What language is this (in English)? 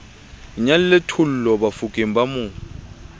Southern Sotho